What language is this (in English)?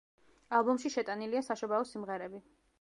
Georgian